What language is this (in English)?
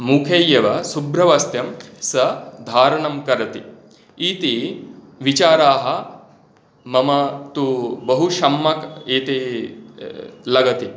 Sanskrit